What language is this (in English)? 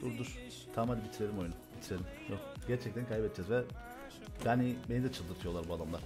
Turkish